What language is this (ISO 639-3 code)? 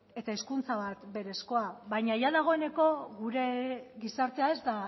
eus